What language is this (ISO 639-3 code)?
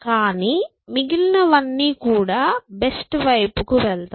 tel